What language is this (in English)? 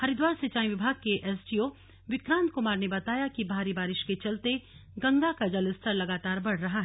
Hindi